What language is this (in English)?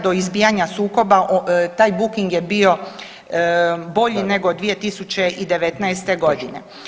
Croatian